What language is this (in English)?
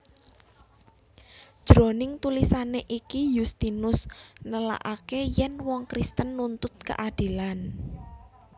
Javanese